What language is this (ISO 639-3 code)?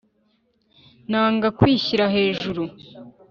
kin